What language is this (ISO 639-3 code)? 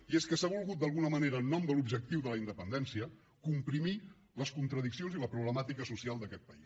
cat